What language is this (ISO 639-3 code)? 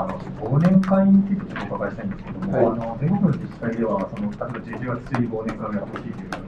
jpn